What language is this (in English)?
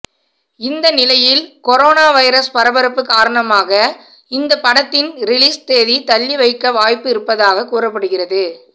Tamil